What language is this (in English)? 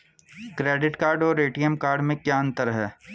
Hindi